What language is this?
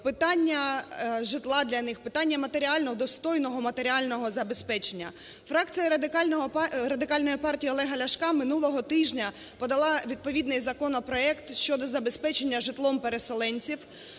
Ukrainian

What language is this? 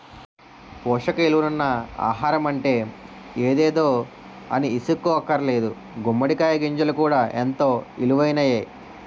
Telugu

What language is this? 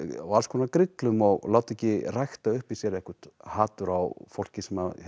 Icelandic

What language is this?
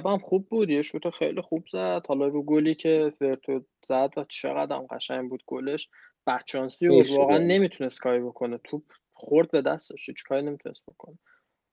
Persian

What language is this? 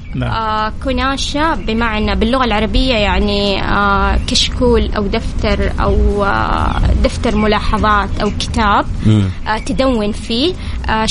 Arabic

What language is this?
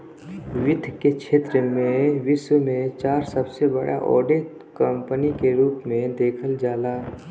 Bhojpuri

